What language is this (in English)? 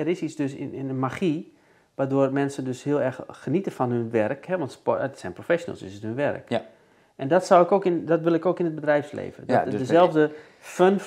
Dutch